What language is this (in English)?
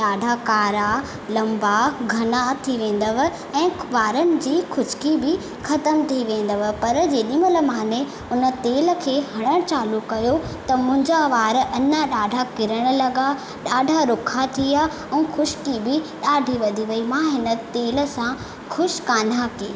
Sindhi